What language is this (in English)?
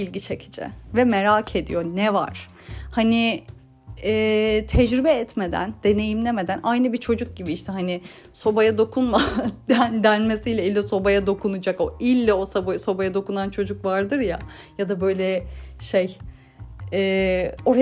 Turkish